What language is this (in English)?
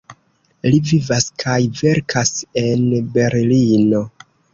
Esperanto